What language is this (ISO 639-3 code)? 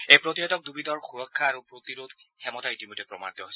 asm